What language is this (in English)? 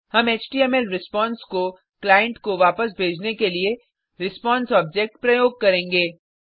Hindi